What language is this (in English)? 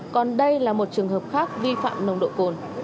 Vietnamese